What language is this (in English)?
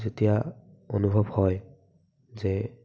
Assamese